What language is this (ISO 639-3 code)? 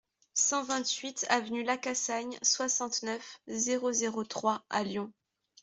fra